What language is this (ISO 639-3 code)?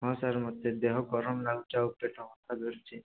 ori